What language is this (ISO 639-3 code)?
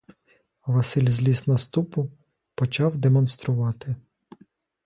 ukr